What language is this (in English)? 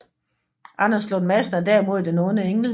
Danish